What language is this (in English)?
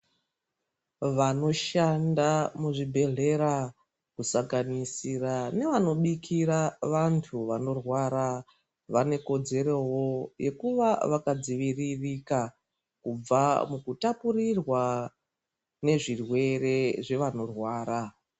Ndau